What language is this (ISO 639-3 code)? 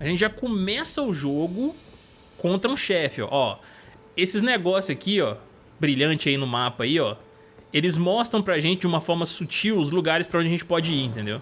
por